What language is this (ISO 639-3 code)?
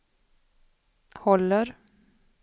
swe